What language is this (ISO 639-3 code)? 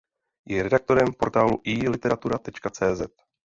ces